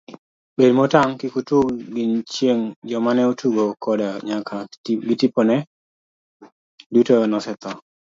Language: Luo (Kenya and Tanzania)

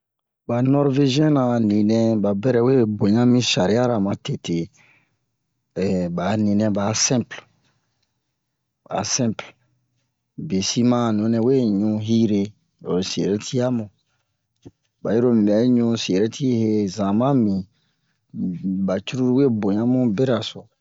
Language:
Bomu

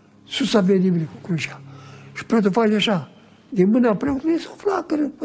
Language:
Romanian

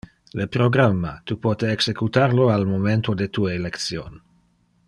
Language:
Interlingua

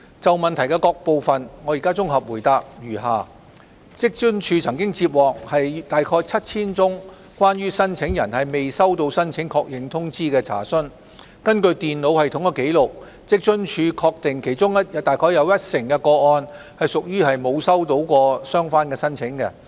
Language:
Cantonese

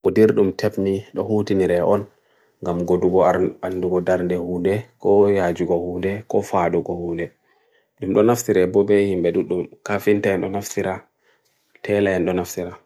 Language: Bagirmi Fulfulde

